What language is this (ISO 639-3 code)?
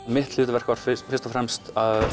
isl